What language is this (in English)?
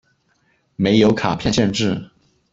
Chinese